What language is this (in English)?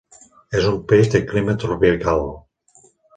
Catalan